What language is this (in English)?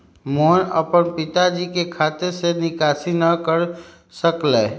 Magahi